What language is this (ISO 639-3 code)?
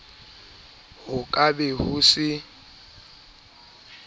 sot